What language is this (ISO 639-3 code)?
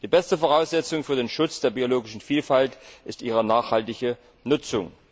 deu